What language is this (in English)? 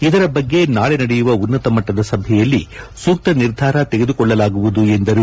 Kannada